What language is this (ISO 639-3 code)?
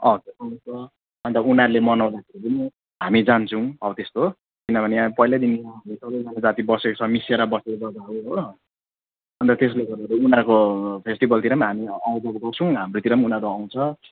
nep